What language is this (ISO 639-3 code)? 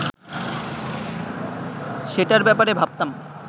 ben